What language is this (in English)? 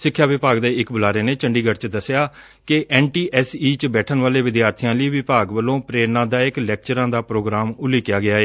Punjabi